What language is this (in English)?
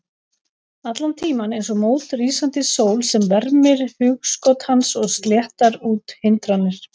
Icelandic